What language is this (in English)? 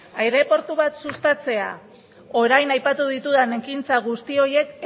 Basque